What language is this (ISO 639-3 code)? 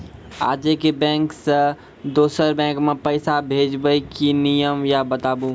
mai